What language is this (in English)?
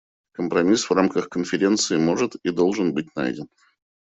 Russian